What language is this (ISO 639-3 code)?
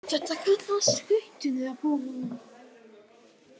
isl